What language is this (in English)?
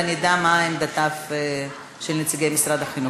Hebrew